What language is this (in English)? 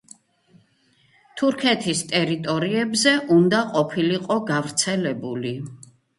Georgian